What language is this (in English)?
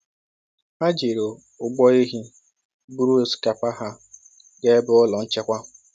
Igbo